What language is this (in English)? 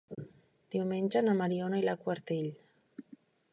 Catalan